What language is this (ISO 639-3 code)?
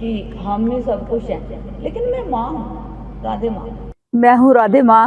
hin